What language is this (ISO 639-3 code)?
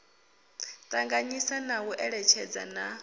ven